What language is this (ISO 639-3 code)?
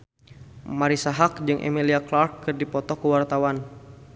sun